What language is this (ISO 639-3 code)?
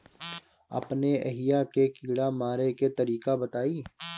bho